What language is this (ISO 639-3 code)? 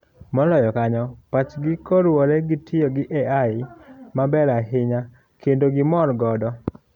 luo